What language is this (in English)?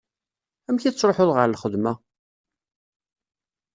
Kabyle